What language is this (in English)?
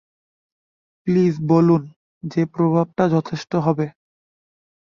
Bangla